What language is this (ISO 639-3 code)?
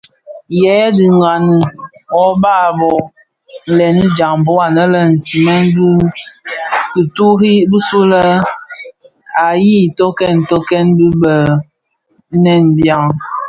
ksf